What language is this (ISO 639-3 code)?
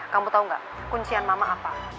ind